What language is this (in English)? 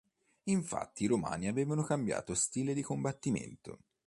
Italian